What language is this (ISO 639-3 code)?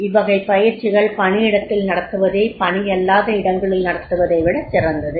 tam